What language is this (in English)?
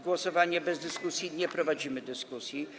Polish